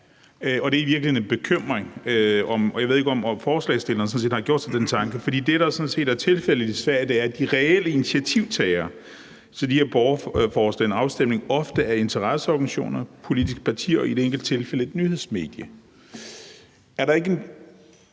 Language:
Danish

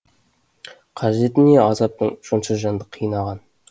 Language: Kazakh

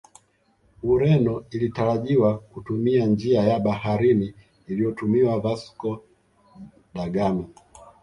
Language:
Swahili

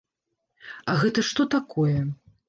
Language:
Belarusian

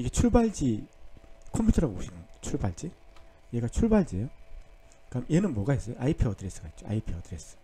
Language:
Korean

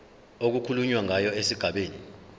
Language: Zulu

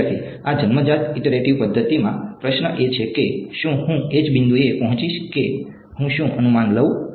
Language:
Gujarati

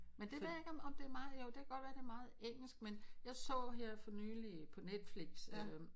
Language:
Danish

